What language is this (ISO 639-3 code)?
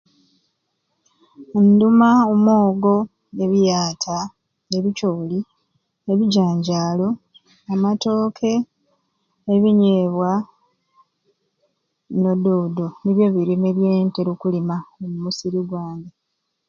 ruc